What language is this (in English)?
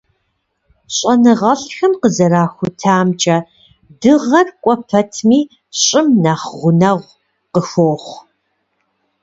Kabardian